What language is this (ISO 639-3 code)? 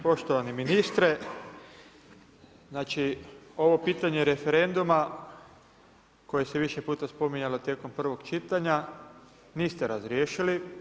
hrv